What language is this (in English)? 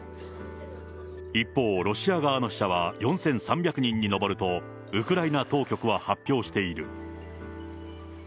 Japanese